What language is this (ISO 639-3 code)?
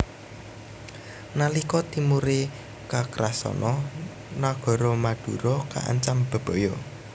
jav